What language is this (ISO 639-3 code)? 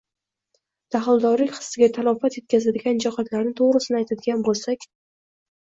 uzb